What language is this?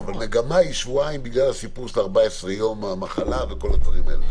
Hebrew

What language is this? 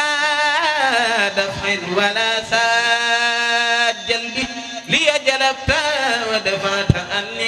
Arabic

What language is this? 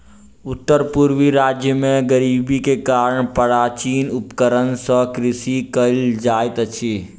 Maithili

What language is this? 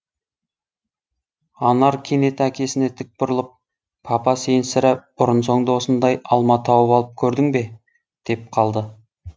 Kazakh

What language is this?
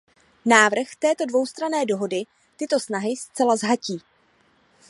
Czech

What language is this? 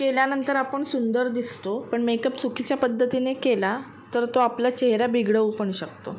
Marathi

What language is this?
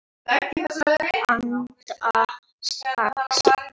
Icelandic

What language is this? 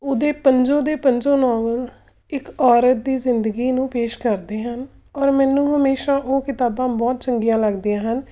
Punjabi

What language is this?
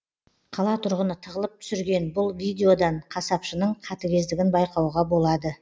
Kazakh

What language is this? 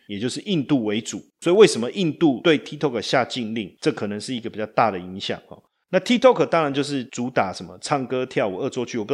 Chinese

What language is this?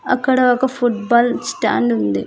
Telugu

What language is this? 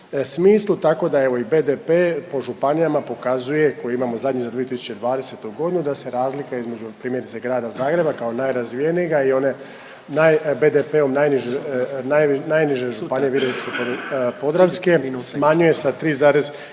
Croatian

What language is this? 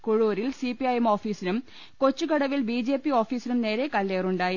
Malayalam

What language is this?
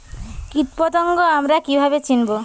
Bangla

